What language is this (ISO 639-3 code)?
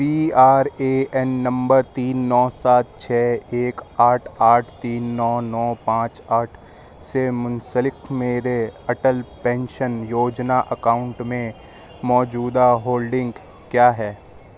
urd